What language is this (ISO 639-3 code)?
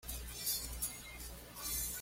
spa